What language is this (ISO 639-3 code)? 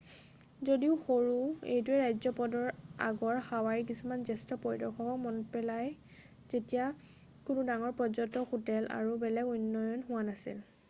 asm